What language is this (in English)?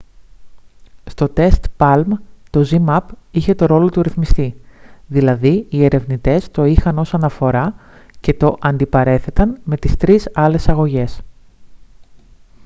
Greek